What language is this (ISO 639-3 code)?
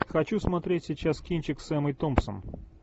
rus